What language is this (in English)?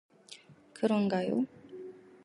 Korean